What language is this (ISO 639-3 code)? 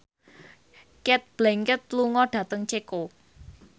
jav